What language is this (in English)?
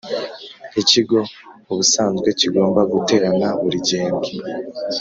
Kinyarwanda